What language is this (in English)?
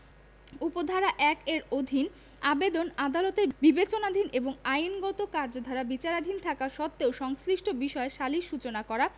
Bangla